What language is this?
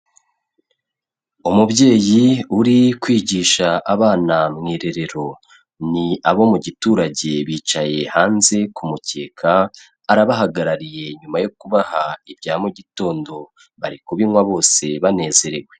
Kinyarwanda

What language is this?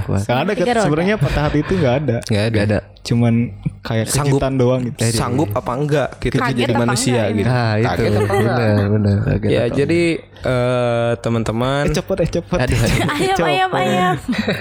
Indonesian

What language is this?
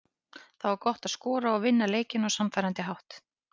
Icelandic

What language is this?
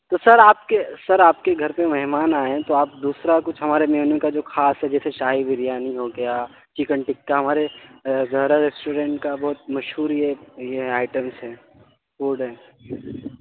Urdu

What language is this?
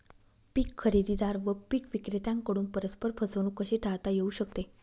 Marathi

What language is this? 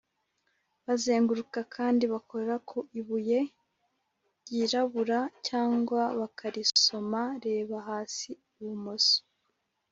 Kinyarwanda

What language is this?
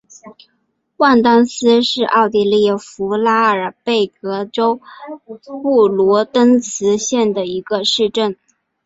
Chinese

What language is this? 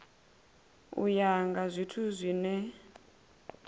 Venda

